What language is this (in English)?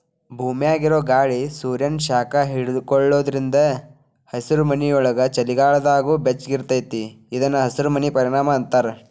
Kannada